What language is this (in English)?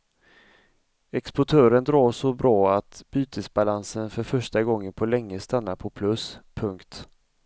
Swedish